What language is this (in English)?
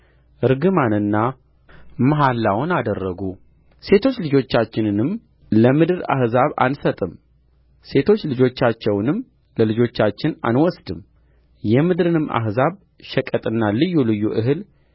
Amharic